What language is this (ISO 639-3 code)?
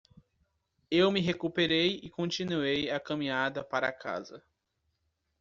por